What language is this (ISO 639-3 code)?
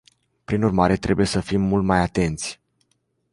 ron